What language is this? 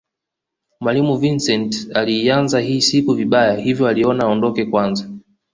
Swahili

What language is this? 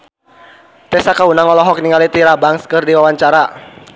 Sundanese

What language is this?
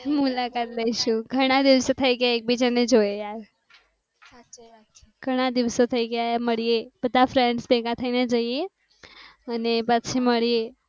Gujarati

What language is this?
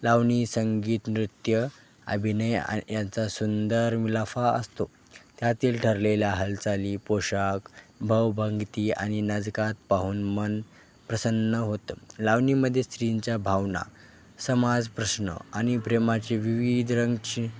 Marathi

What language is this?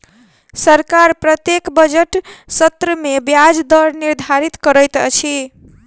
Maithili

